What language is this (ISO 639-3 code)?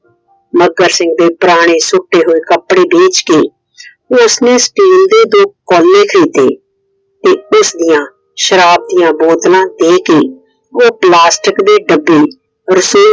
pan